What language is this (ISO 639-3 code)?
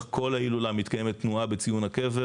heb